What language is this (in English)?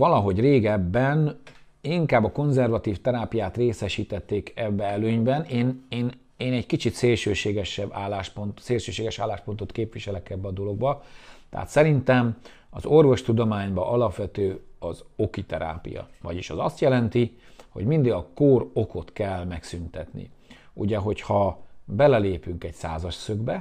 Hungarian